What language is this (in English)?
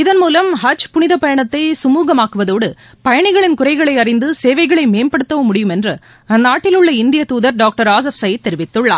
Tamil